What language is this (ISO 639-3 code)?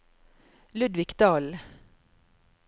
nor